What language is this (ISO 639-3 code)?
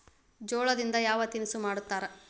kan